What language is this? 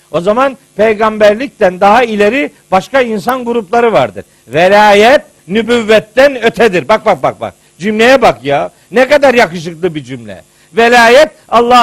Turkish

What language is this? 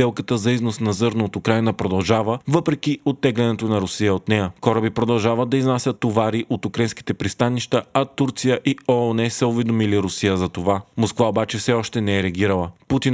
Bulgarian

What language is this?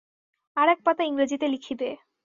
Bangla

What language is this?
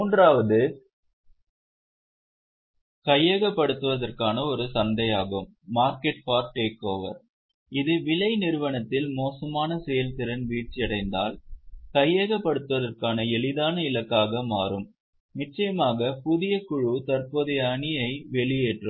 Tamil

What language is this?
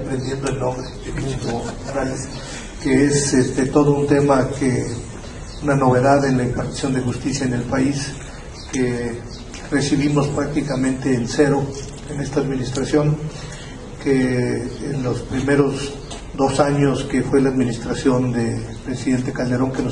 Spanish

